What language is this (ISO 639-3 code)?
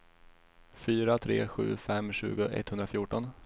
swe